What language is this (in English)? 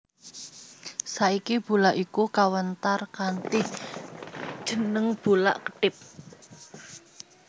Javanese